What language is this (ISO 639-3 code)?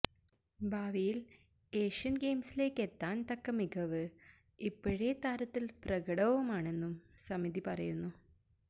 mal